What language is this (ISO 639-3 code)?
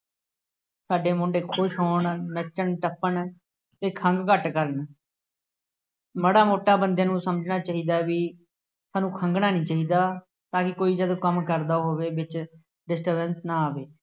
pan